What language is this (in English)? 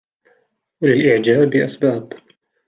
Arabic